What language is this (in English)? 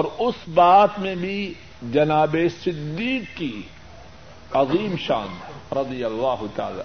Urdu